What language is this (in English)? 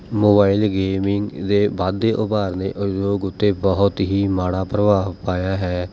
Punjabi